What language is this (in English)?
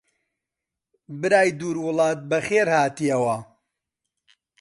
Central Kurdish